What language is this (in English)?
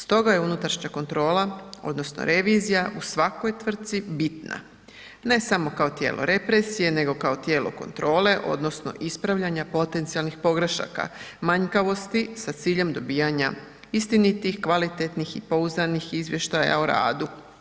Croatian